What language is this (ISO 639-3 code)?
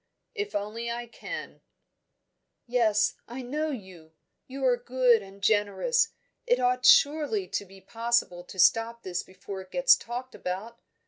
eng